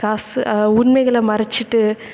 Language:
Tamil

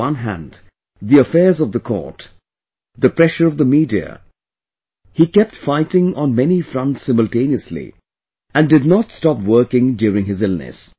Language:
English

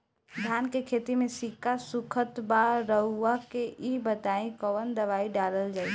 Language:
Bhojpuri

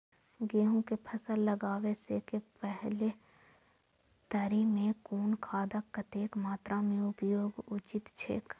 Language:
Maithili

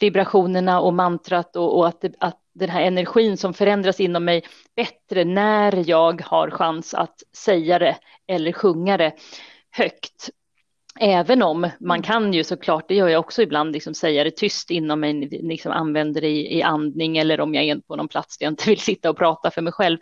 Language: Swedish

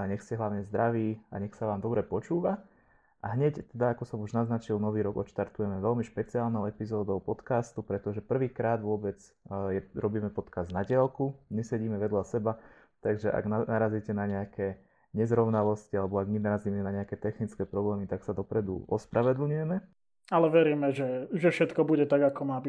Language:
Slovak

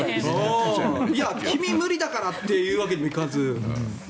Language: Japanese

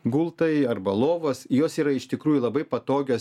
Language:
Lithuanian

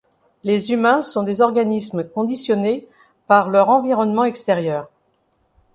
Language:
French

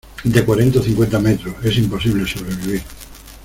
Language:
Spanish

